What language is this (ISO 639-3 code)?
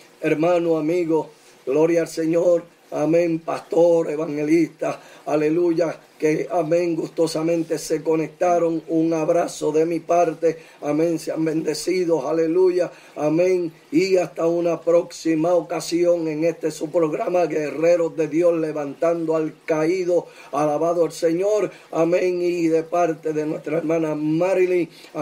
spa